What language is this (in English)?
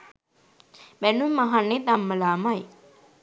Sinhala